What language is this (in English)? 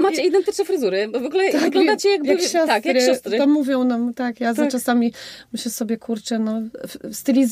Polish